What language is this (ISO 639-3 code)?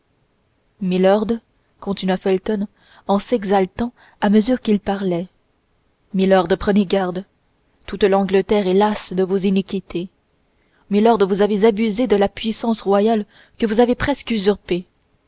fra